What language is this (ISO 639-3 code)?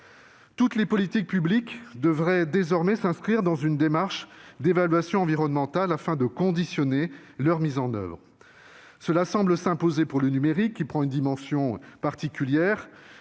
fra